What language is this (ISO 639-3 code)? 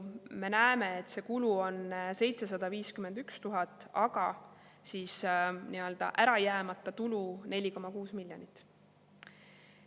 est